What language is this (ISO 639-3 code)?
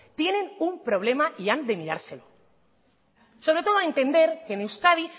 spa